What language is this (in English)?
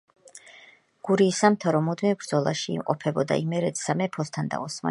Georgian